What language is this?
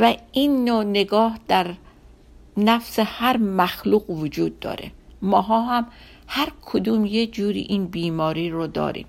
Persian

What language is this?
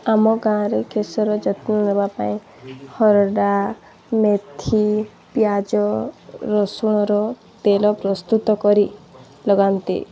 Odia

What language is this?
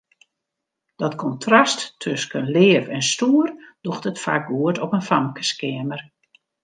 Western Frisian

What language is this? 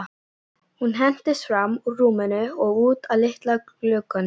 Icelandic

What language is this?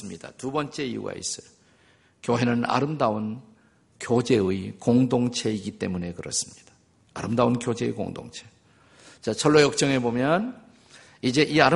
Korean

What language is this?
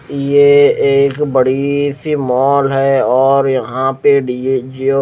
Hindi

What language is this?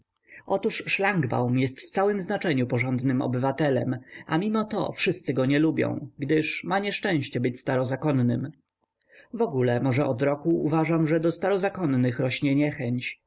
Polish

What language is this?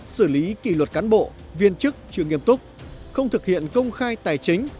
Vietnamese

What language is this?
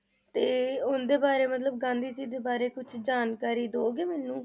Punjabi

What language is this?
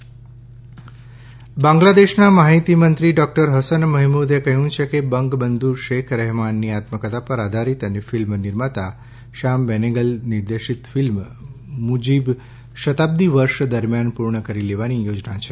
Gujarati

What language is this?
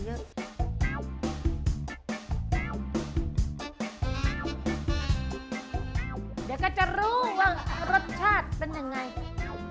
Thai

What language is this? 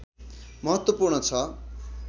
Nepali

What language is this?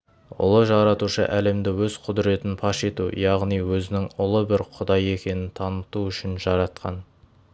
Kazakh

